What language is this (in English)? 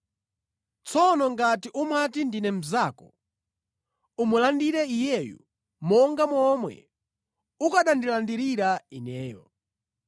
Nyanja